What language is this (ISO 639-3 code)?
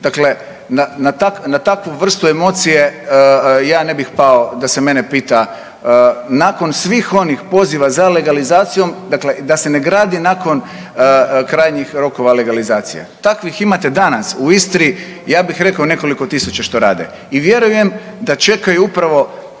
hrv